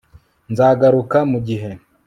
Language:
Kinyarwanda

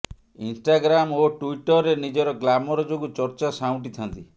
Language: Odia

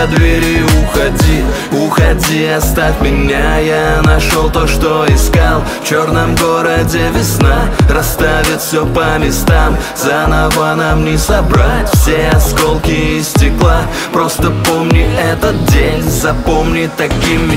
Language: Russian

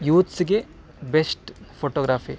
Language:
Kannada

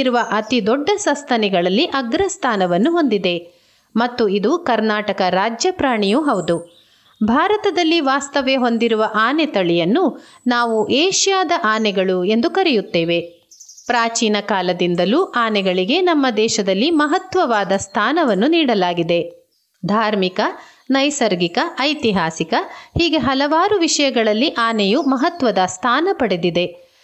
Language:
Kannada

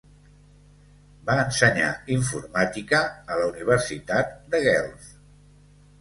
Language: Catalan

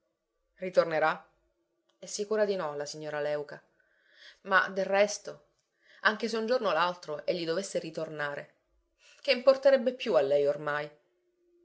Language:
Italian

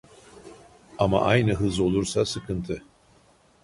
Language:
Turkish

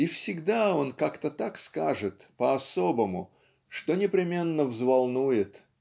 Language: Russian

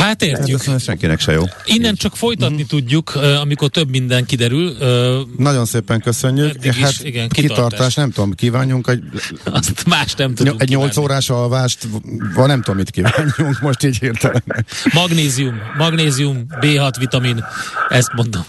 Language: Hungarian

